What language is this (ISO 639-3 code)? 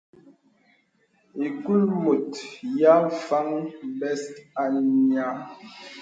beb